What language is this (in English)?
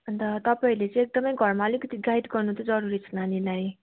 Nepali